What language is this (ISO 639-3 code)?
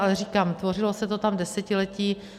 ces